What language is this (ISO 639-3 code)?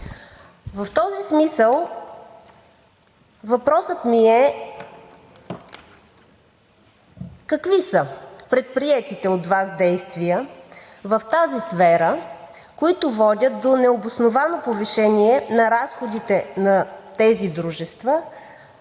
bul